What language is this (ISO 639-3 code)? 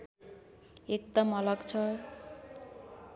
nep